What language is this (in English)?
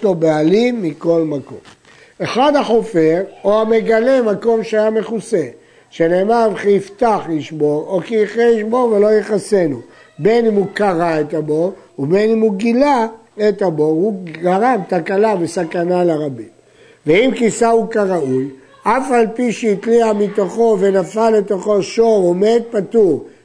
Hebrew